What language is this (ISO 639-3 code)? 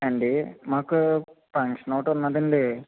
tel